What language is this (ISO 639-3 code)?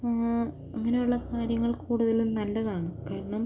mal